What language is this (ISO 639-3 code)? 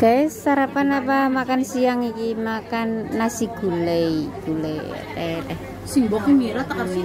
ind